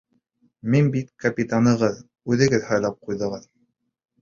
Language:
Bashkir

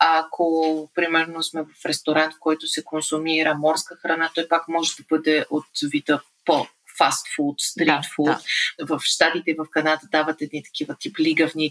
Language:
Bulgarian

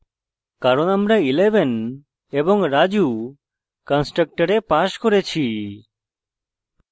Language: Bangla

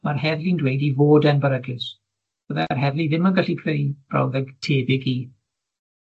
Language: Welsh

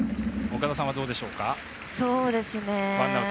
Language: Japanese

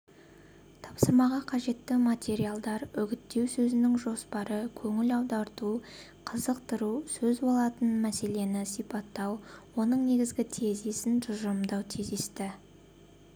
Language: Kazakh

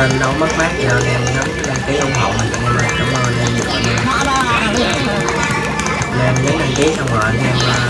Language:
Vietnamese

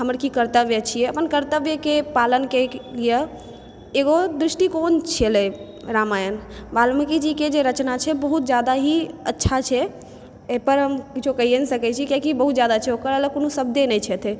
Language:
Maithili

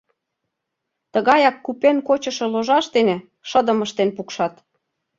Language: Mari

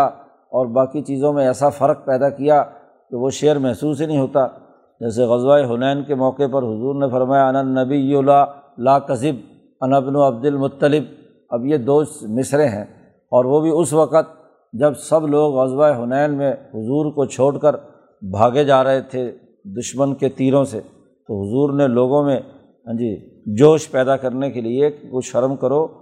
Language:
Urdu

